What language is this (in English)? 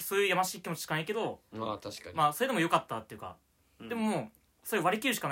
Japanese